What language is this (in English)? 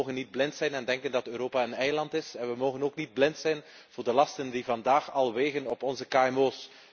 Dutch